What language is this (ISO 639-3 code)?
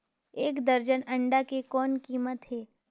hne